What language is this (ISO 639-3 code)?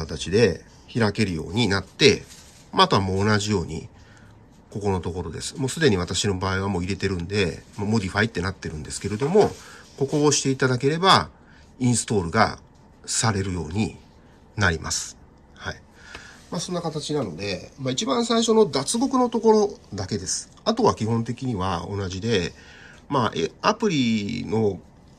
jpn